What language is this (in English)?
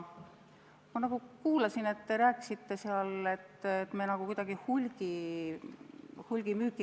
Estonian